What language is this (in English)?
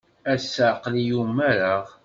Kabyle